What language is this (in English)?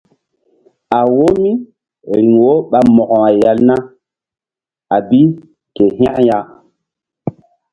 Mbum